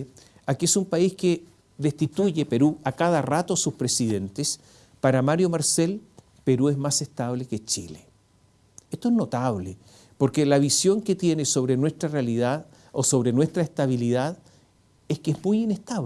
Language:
Spanish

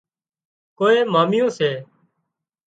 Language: Wadiyara Koli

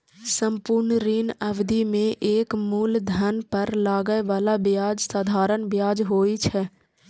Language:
Maithili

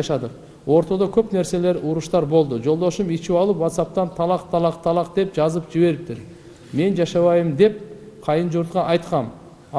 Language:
Turkish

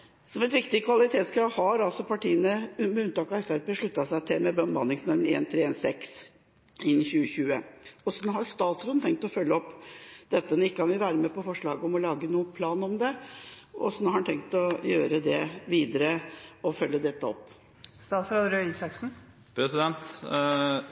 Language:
Norwegian Bokmål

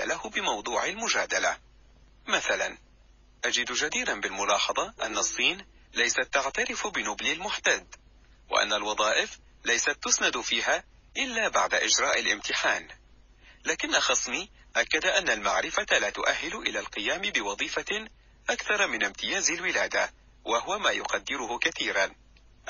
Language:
Arabic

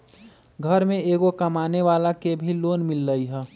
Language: Magahi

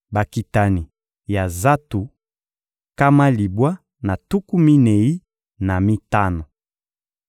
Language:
Lingala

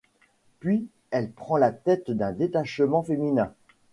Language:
French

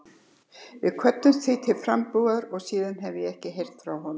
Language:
Icelandic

